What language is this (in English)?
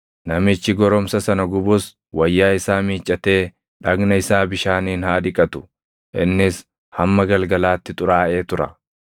Oromo